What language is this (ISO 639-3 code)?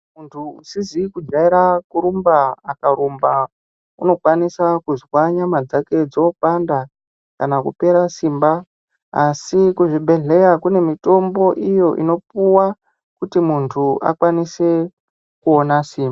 ndc